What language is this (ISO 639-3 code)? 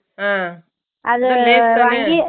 tam